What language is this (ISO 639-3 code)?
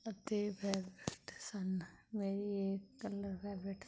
pan